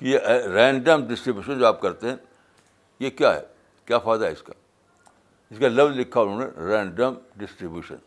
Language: Urdu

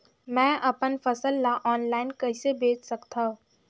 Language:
Chhattisgarhi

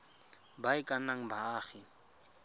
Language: Tswana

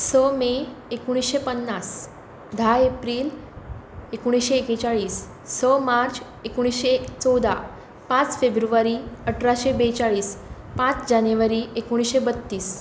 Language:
Konkani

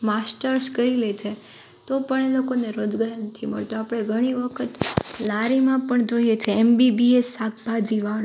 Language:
Gujarati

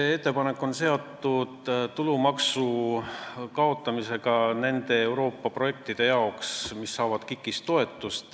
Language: Estonian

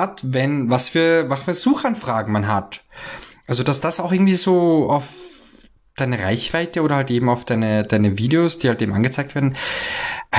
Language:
German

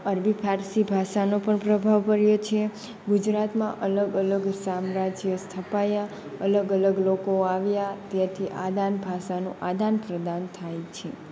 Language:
Gujarati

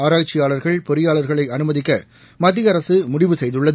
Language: Tamil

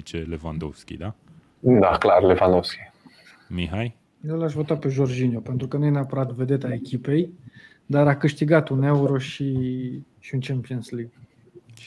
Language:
Romanian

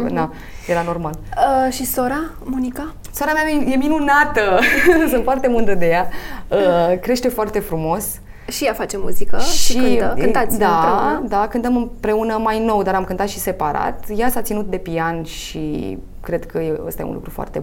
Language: Romanian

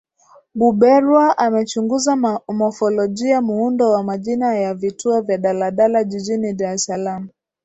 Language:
Swahili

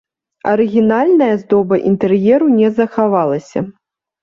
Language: Belarusian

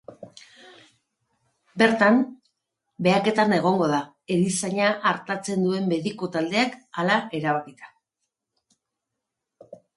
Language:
Basque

